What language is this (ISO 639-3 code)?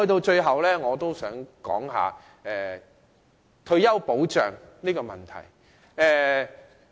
yue